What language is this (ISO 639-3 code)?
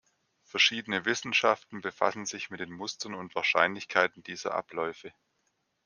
deu